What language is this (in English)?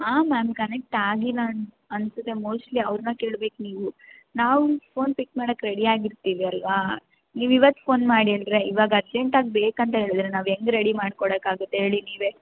Kannada